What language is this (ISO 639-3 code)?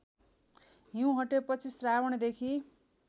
nep